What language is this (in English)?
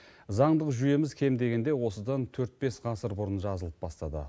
Kazakh